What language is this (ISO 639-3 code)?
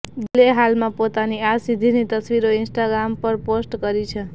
guj